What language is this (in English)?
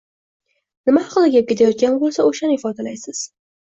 Uzbek